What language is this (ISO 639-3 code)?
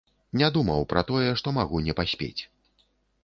bel